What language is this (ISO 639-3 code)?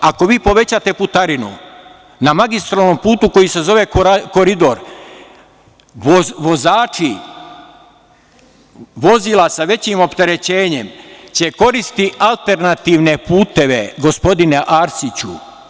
srp